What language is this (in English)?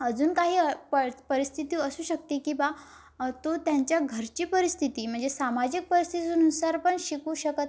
Marathi